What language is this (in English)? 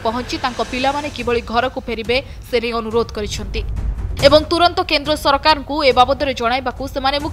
Romanian